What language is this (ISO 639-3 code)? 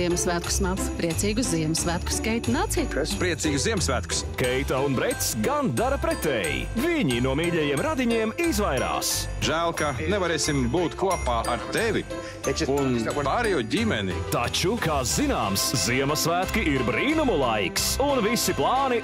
lav